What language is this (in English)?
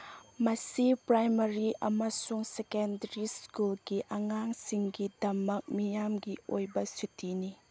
Manipuri